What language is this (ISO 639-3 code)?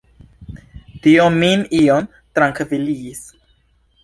epo